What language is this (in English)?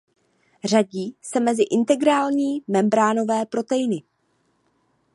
Czech